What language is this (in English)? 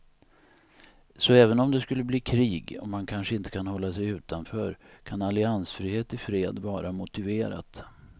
Swedish